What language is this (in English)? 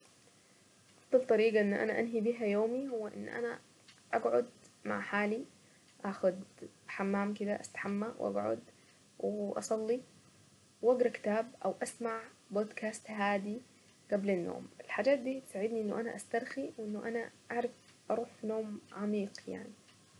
Saidi Arabic